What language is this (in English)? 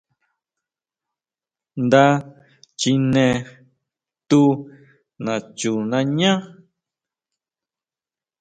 Huautla Mazatec